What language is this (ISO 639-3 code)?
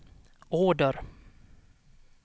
swe